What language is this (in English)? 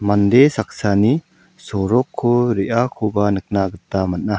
Garo